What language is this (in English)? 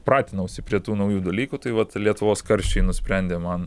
Lithuanian